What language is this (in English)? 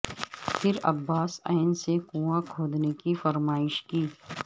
Urdu